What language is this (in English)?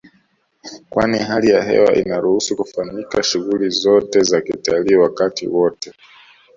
Swahili